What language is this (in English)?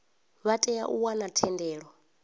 Venda